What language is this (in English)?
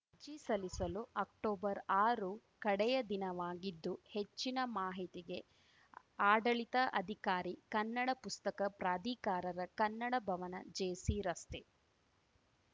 Kannada